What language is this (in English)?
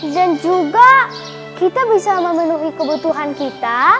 Indonesian